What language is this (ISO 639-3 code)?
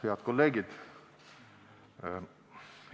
est